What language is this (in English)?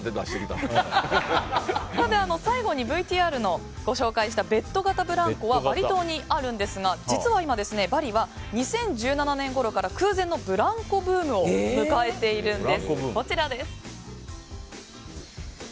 Japanese